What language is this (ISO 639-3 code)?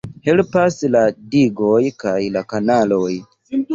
epo